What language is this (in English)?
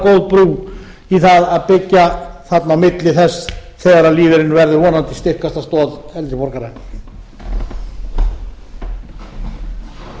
Icelandic